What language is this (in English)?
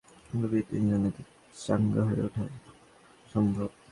Bangla